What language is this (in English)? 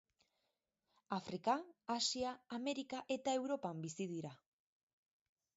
Basque